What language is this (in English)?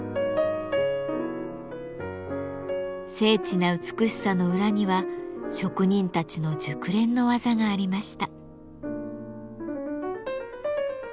Japanese